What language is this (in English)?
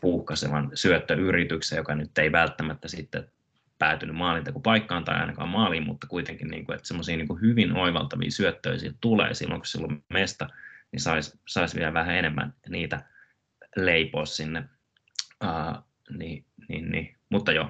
Finnish